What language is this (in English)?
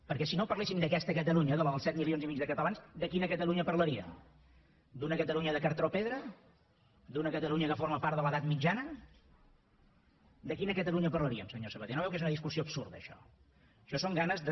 Catalan